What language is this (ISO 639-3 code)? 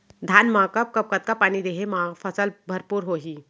hne